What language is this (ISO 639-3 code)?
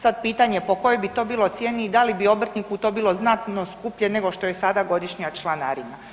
hrv